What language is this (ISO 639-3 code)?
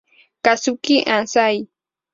spa